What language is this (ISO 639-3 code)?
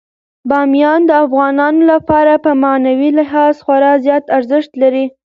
pus